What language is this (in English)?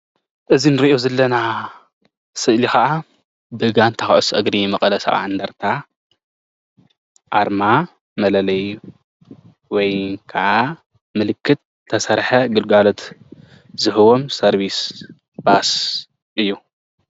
Tigrinya